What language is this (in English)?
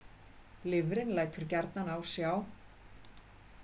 Icelandic